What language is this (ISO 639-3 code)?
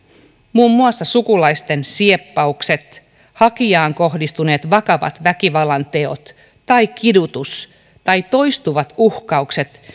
fin